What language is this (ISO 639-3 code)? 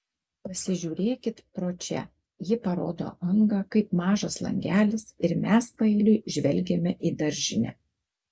lit